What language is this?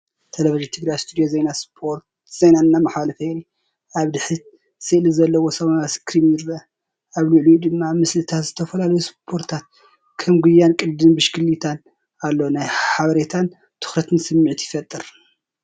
Tigrinya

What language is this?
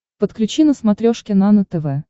Russian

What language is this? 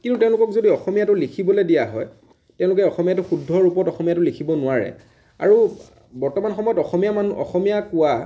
Assamese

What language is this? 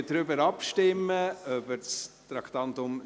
Swiss German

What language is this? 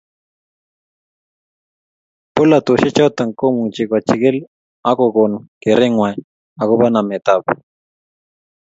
Kalenjin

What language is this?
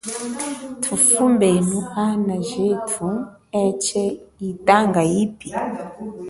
Chokwe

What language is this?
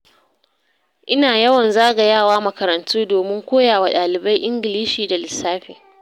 Hausa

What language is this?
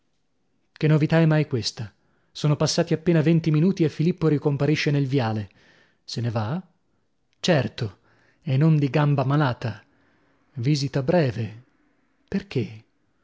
Italian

